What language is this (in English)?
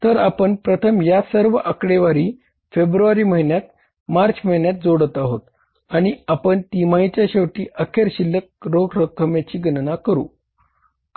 Marathi